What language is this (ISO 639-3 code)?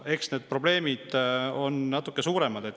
est